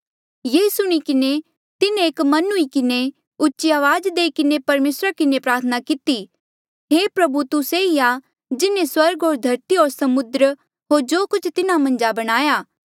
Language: Mandeali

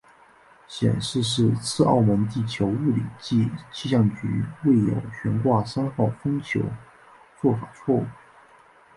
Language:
Chinese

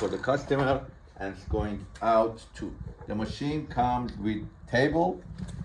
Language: English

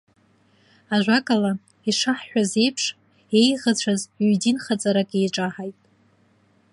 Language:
Abkhazian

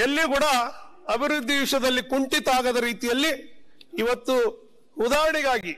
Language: Kannada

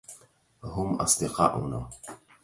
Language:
Arabic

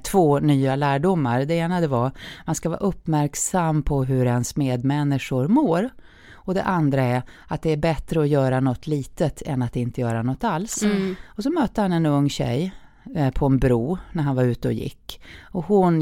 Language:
Swedish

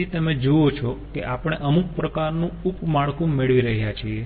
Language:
Gujarati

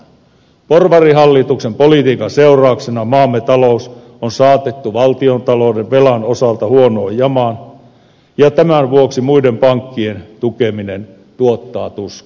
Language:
Finnish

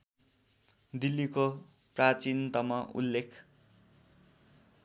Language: Nepali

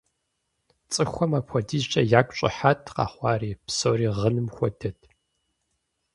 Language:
Kabardian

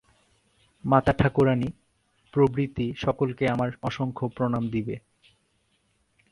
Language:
Bangla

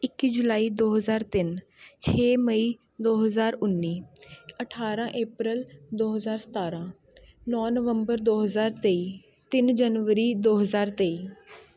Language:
Punjabi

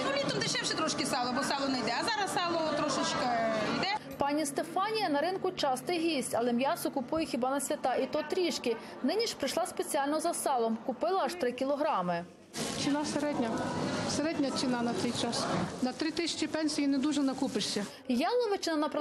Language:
Ukrainian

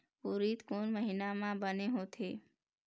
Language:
Chhattisgarhi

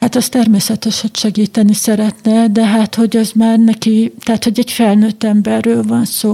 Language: Hungarian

